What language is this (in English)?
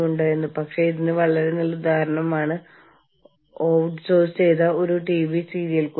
Malayalam